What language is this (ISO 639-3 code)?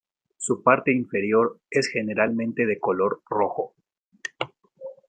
spa